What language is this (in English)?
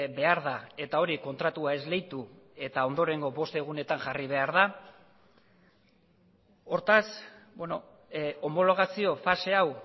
Basque